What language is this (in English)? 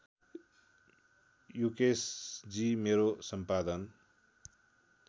Nepali